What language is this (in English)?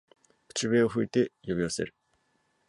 Japanese